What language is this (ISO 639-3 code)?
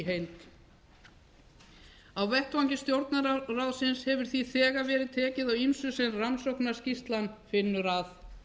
isl